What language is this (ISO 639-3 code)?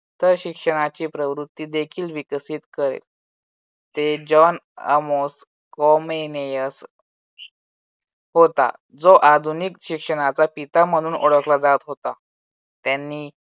mar